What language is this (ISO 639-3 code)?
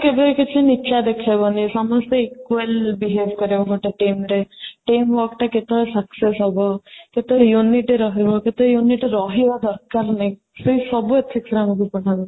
ori